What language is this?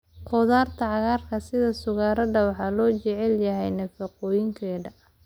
Somali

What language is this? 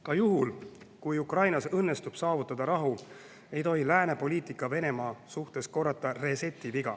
Estonian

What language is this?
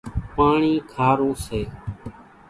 Kachi Koli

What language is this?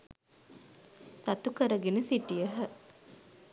Sinhala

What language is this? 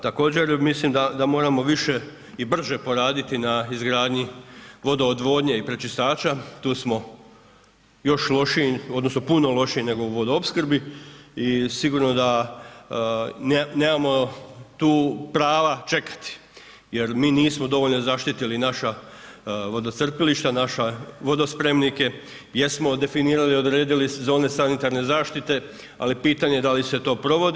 Croatian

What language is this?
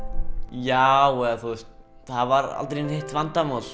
Icelandic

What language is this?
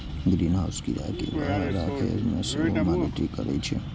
Maithili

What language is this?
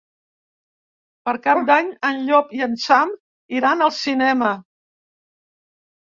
Catalan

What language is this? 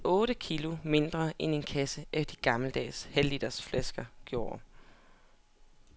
Danish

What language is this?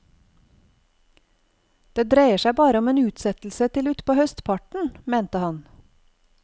Norwegian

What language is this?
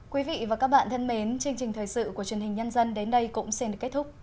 Vietnamese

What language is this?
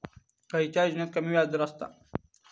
Marathi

